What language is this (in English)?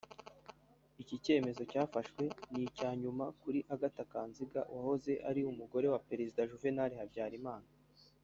Kinyarwanda